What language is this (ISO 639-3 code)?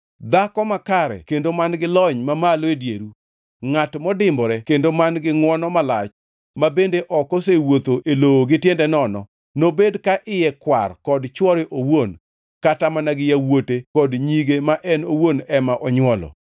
luo